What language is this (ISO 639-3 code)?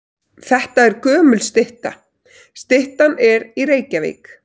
isl